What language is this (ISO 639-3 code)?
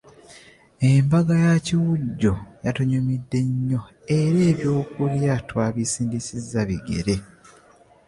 lug